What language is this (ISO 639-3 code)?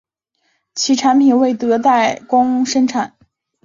zho